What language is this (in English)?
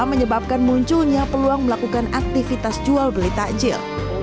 Indonesian